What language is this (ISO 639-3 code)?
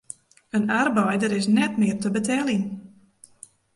fry